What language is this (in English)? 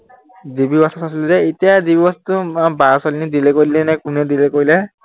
Assamese